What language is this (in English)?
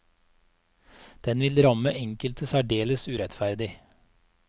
Norwegian